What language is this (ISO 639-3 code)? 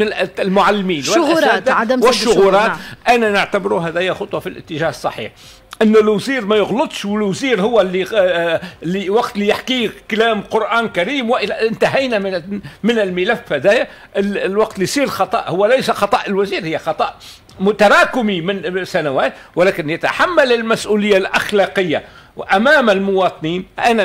ara